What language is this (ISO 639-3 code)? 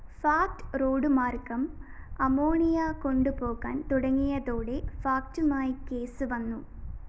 mal